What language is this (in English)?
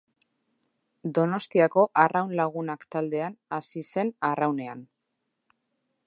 Basque